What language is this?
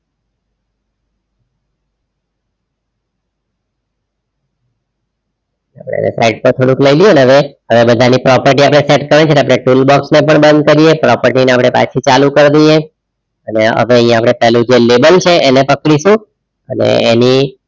Gujarati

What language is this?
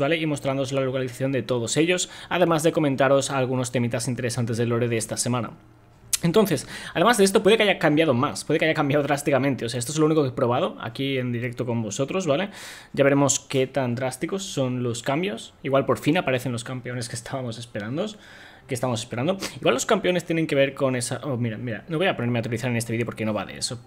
Spanish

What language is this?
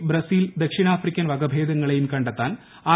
Malayalam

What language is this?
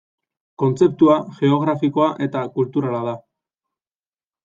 Basque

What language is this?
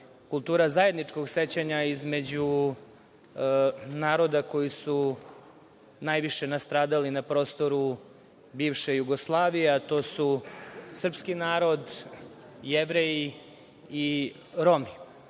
Serbian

